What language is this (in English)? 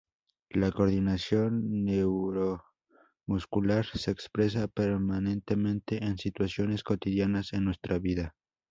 Spanish